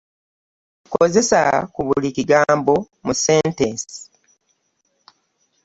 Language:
Ganda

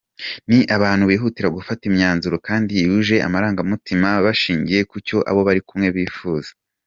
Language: Kinyarwanda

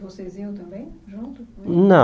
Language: Portuguese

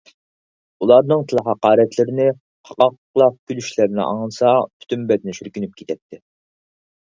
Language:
Uyghur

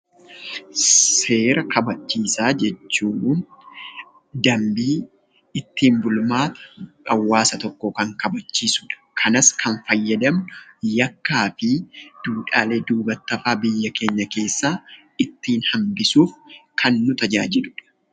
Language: Oromo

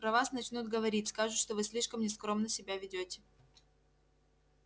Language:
Russian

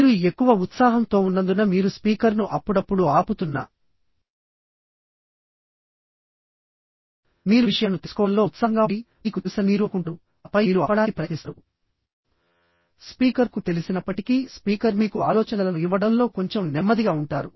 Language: Telugu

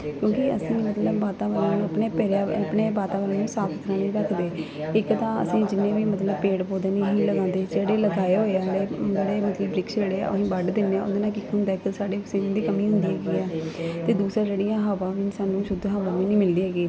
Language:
Punjabi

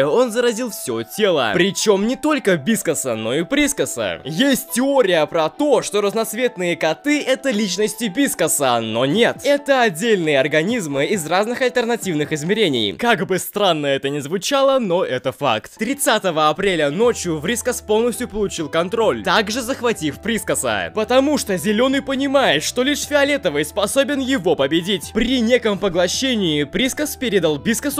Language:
Russian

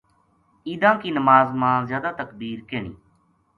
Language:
Gujari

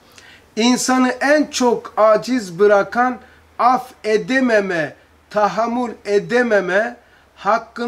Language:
Turkish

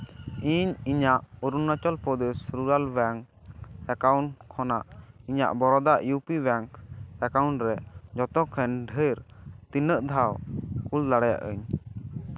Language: Santali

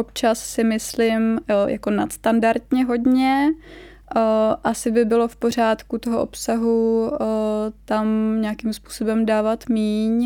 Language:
Czech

